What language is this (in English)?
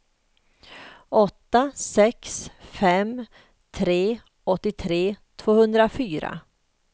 Swedish